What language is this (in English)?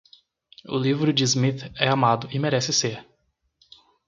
Portuguese